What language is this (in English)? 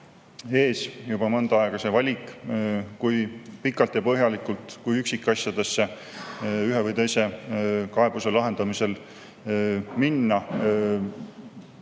Estonian